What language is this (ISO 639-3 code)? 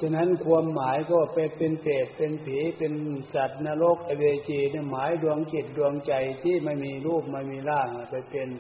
tha